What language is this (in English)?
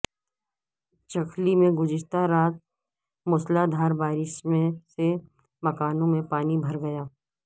Urdu